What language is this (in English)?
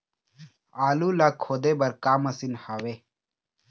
Chhattisgarhi